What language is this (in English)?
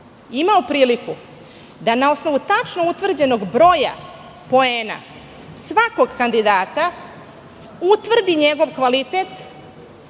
Serbian